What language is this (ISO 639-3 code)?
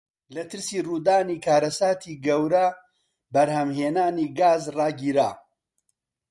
ckb